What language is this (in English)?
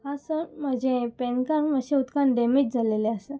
Konkani